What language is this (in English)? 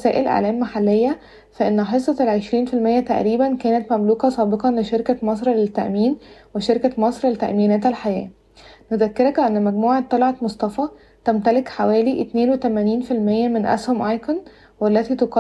Arabic